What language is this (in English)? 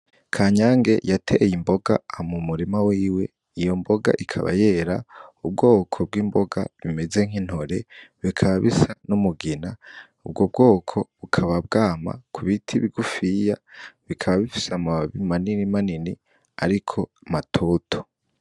Rundi